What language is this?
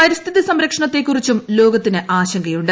Malayalam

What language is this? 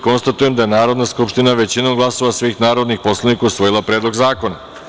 Serbian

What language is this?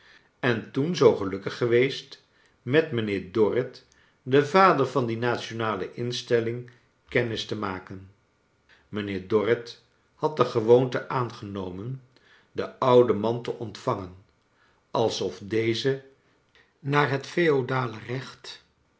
Dutch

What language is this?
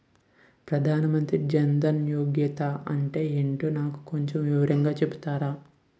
Telugu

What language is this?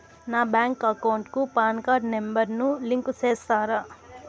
Telugu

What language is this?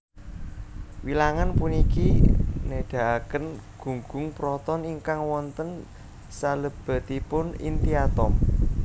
Javanese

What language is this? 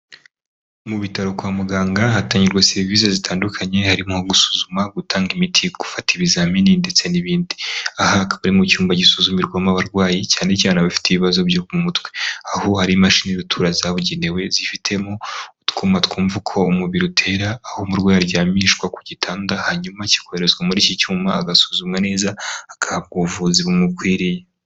Kinyarwanda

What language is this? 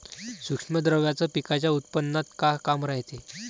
Marathi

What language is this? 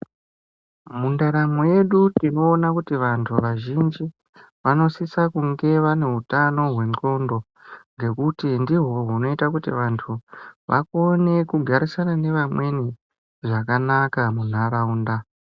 Ndau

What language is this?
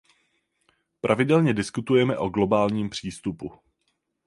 Czech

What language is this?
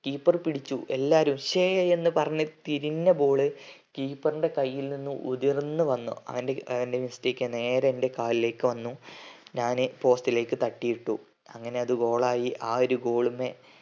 Malayalam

